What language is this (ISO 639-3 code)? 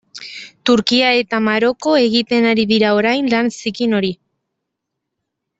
eus